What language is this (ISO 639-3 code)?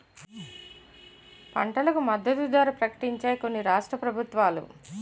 tel